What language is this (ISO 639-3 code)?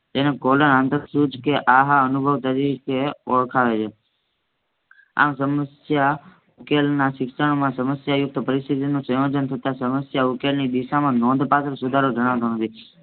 guj